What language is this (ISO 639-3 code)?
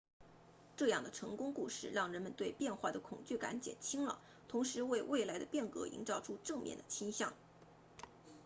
zho